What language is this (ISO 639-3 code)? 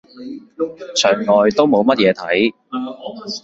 yue